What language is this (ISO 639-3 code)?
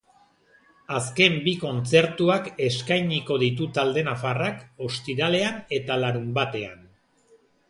eus